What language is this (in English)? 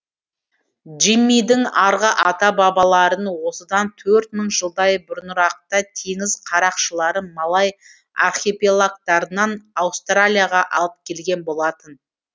Kazakh